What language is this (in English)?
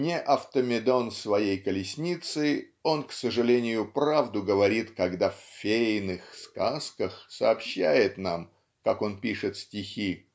Russian